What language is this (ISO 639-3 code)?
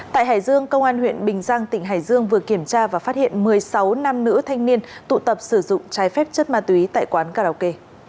vie